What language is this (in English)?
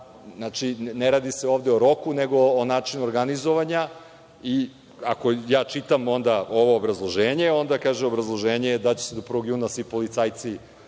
Serbian